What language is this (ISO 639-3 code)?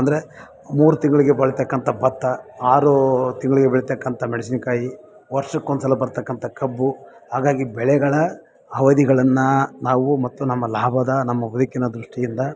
kan